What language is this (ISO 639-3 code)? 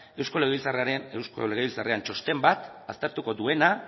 eus